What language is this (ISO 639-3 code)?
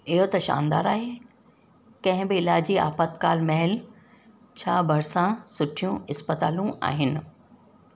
snd